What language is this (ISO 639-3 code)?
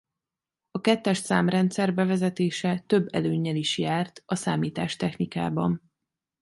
hun